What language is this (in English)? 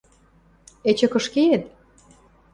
Western Mari